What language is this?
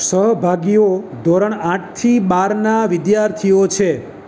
Gujarati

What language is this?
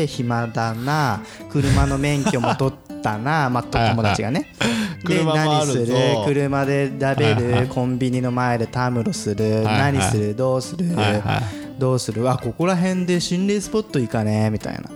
Japanese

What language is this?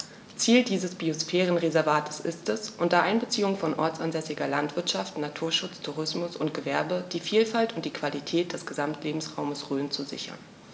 German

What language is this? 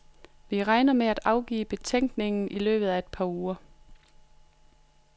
Danish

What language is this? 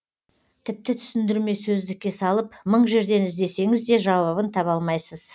Kazakh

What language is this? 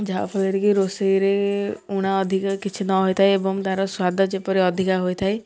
Odia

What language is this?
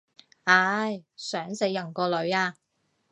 Cantonese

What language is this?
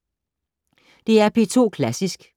Danish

